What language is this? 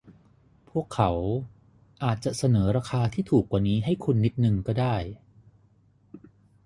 Thai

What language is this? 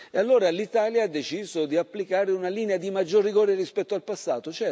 Italian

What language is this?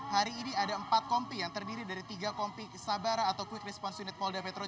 Indonesian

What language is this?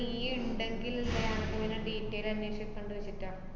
Malayalam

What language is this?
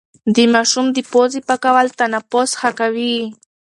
Pashto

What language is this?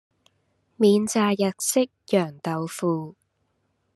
Cantonese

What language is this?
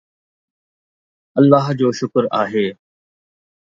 Sindhi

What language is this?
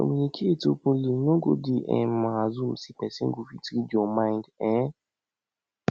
Nigerian Pidgin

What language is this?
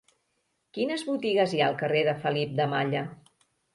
Catalan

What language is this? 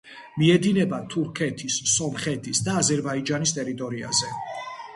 Georgian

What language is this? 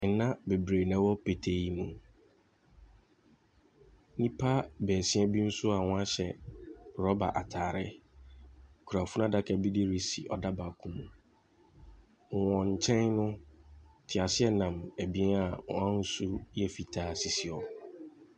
Akan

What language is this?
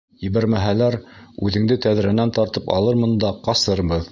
Bashkir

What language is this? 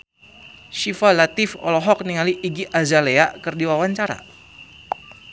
Sundanese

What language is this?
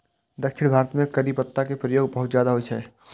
Maithili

